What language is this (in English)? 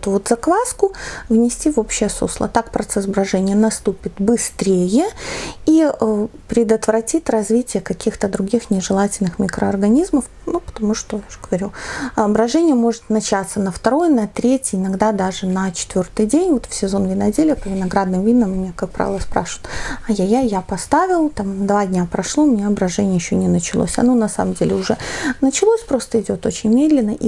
Russian